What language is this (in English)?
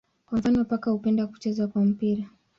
Swahili